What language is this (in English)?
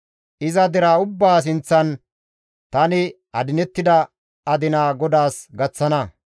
Gamo